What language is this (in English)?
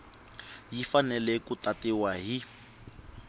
Tsonga